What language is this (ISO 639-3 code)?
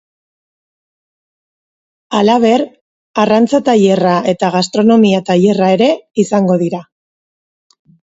eus